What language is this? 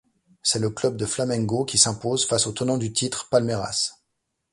French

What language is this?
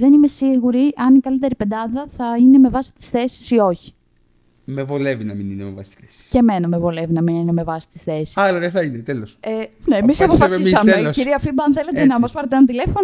Greek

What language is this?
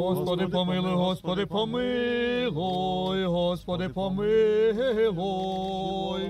Russian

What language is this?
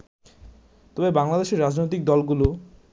Bangla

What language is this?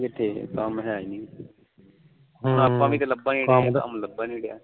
Punjabi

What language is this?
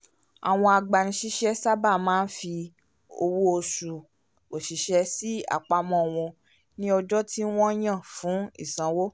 Yoruba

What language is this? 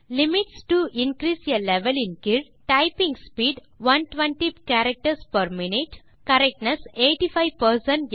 Tamil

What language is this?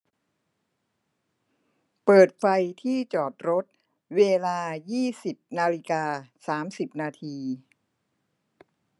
Thai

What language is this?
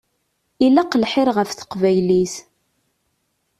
Kabyle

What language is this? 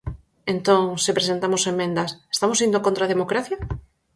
Galician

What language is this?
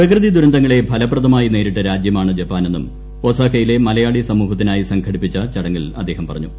Malayalam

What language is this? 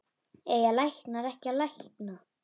Icelandic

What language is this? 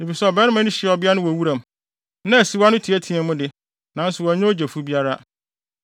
Akan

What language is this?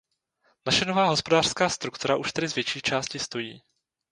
Czech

